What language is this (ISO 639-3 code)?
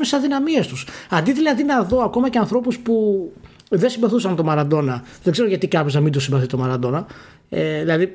ell